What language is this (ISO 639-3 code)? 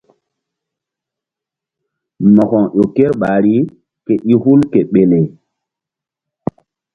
mdd